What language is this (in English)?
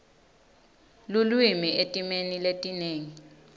Swati